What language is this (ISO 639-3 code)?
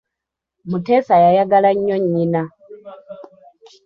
lug